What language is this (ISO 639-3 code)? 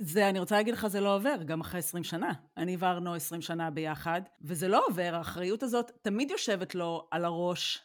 heb